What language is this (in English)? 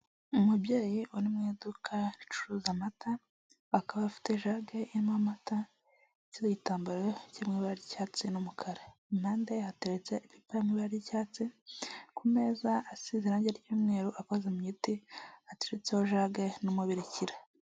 Kinyarwanda